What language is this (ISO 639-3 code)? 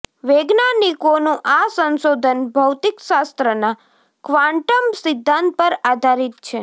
guj